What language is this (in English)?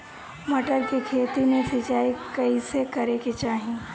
Bhojpuri